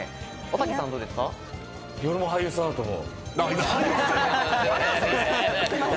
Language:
Japanese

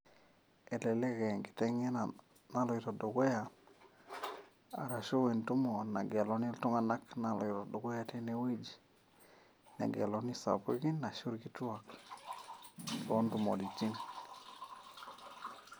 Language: Masai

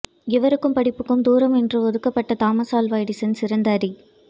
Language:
Tamil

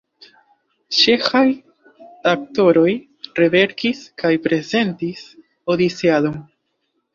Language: Esperanto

